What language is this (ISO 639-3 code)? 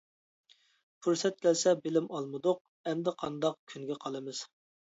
uig